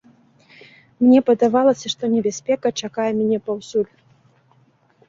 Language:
Belarusian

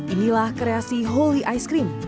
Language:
Indonesian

